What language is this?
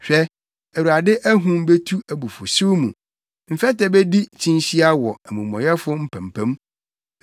Akan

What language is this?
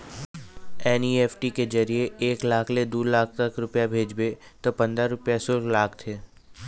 Chhattisgarhi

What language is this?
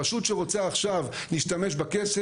Hebrew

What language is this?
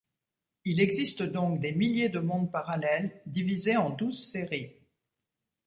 French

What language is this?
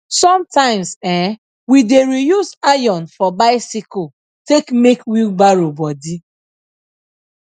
Nigerian Pidgin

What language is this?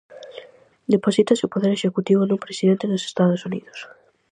Galician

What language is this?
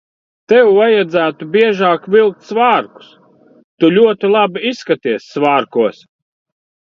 Latvian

